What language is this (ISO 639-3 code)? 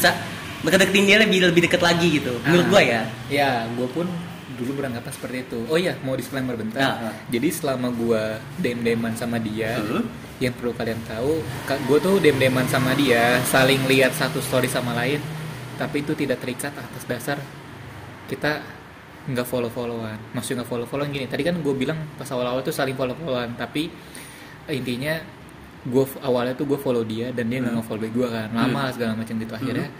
ind